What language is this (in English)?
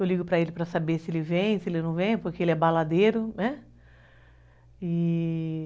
Portuguese